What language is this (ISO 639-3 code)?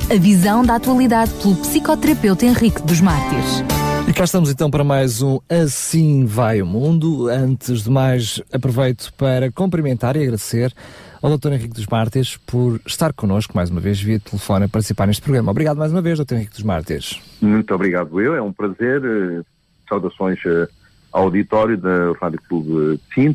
por